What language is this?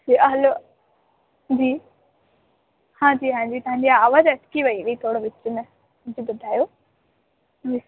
Sindhi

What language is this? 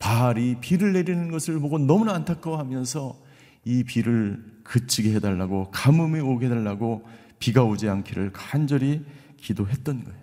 Korean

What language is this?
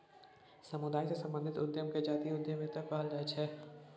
Maithili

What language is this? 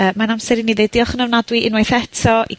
Welsh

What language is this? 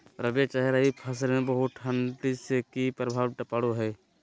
Magahi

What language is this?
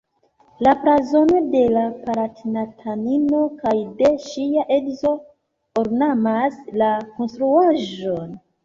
Esperanto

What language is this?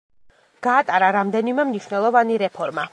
Georgian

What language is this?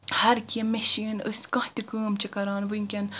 Kashmiri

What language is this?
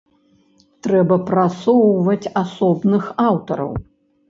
Belarusian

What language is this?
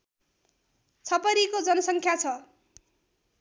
Nepali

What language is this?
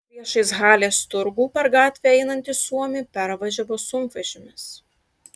Lithuanian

